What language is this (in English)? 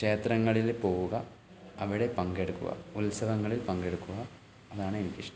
Malayalam